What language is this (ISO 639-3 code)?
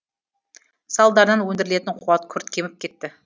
kaz